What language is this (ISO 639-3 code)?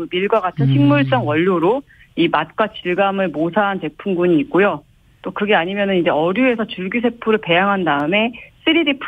kor